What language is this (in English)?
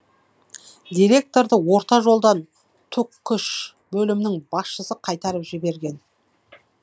Kazakh